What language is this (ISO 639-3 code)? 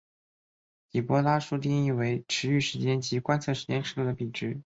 zho